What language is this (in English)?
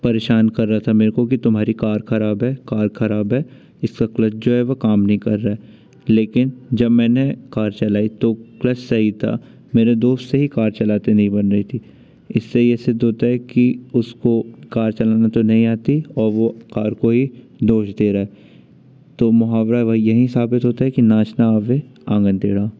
Hindi